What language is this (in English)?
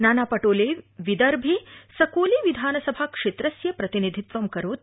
Sanskrit